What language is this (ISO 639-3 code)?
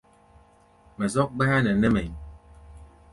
gba